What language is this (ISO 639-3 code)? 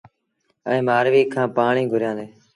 sbn